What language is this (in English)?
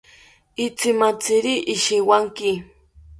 South Ucayali Ashéninka